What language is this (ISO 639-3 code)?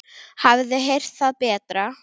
isl